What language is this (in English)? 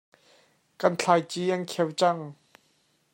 Hakha Chin